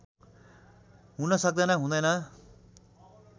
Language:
Nepali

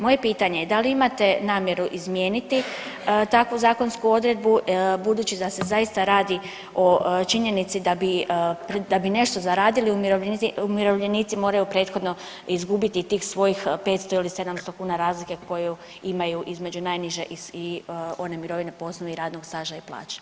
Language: Croatian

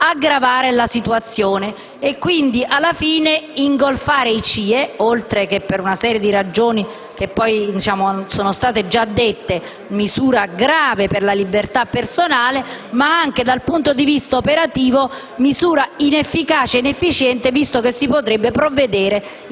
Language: Italian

